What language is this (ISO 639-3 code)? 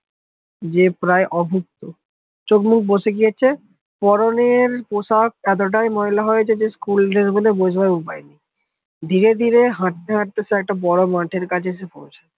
ben